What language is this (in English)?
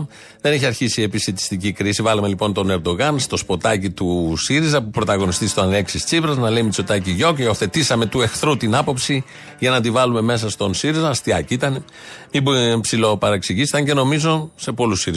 Greek